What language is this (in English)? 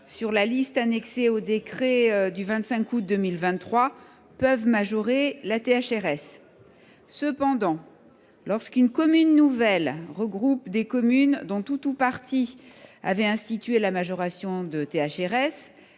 French